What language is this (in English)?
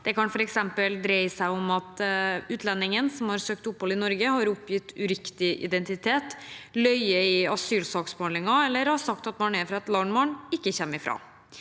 Norwegian